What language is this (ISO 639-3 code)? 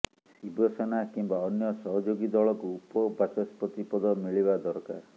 ori